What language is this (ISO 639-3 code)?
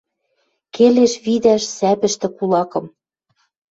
mrj